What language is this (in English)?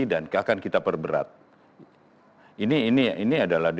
Indonesian